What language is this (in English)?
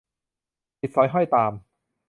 Thai